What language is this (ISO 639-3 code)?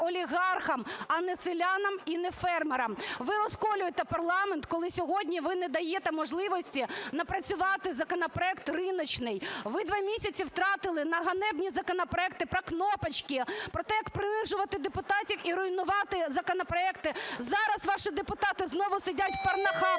ukr